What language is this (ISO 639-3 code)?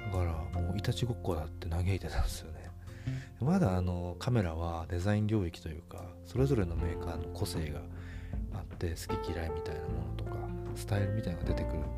jpn